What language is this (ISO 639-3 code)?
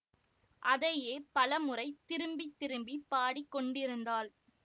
tam